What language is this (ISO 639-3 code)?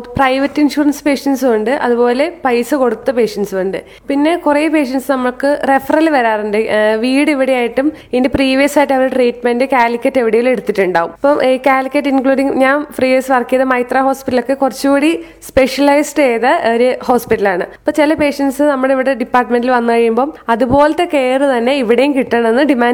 mal